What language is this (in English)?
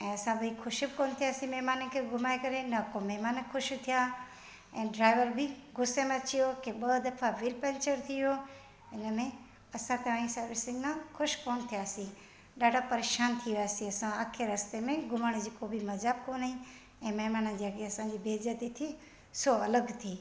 Sindhi